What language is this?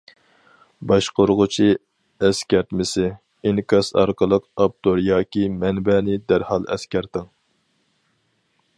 Uyghur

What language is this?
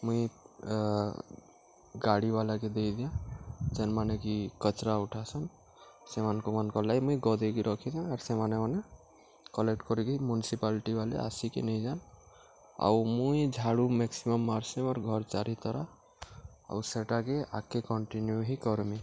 Odia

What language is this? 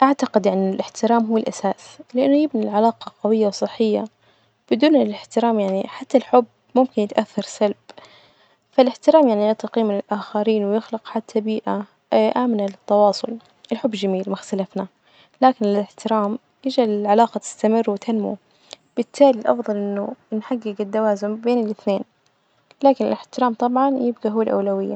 Najdi Arabic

